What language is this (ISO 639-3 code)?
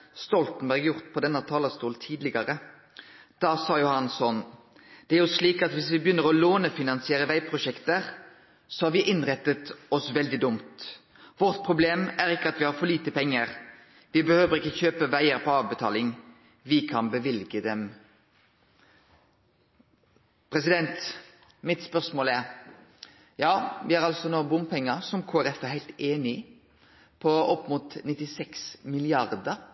nno